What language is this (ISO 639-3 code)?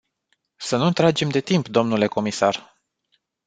ron